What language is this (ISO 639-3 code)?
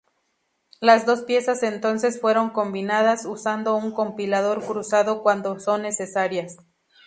spa